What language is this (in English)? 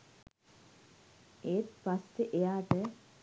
Sinhala